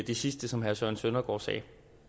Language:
Danish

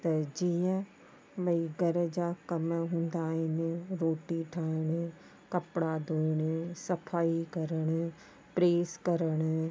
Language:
Sindhi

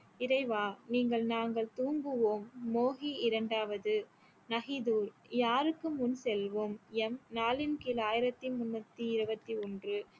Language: Tamil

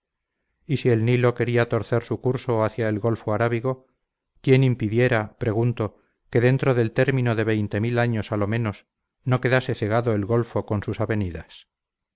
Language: Spanish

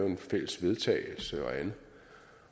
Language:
Danish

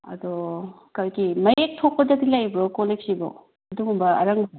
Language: Manipuri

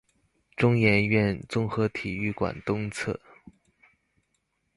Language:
Chinese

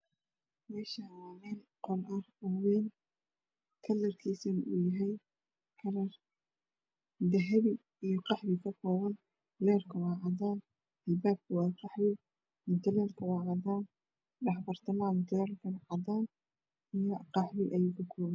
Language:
Somali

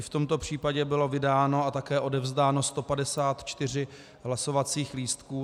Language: Czech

